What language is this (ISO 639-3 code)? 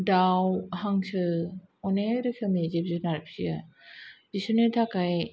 brx